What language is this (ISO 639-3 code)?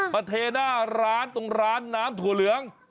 tha